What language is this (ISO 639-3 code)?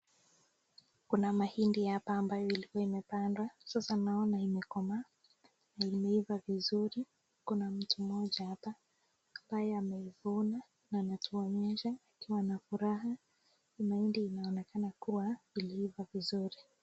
swa